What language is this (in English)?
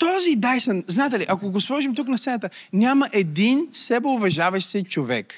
Bulgarian